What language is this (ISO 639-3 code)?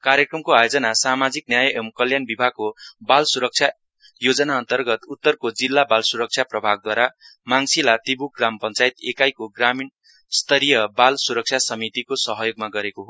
nep